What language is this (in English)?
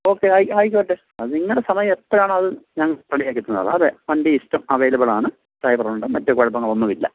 Malayalam